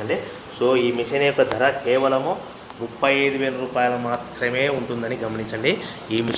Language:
Hindi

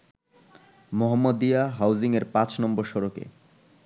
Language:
Bangla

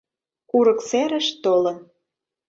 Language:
Mari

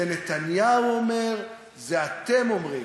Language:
Hebrew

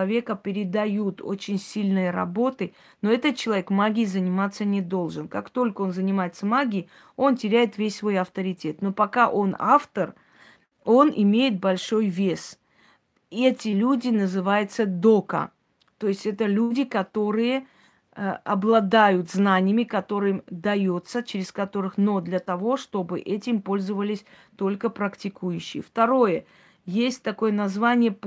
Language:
Russian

